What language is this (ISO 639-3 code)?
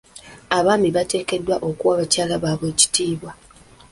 lug